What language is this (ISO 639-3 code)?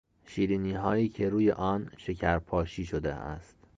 fas